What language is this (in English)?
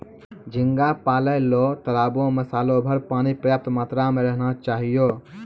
Maithili